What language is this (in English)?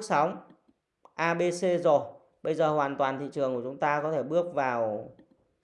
Vietnamese